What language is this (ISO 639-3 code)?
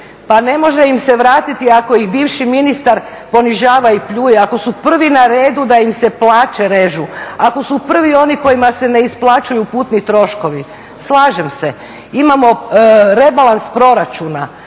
hrv